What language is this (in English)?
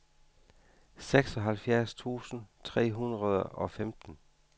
Danish